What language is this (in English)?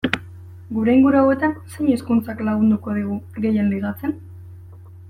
Basque